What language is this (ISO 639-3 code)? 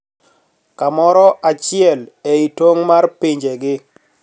luo